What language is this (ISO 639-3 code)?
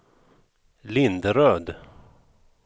swe